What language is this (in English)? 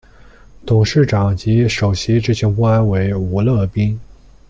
Chinese